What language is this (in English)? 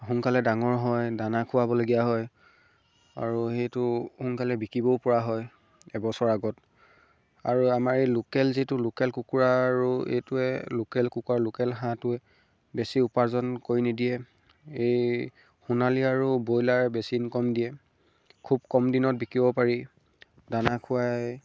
Assamese